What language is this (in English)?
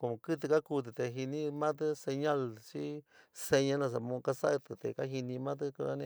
San Miguel El Grande Mixtec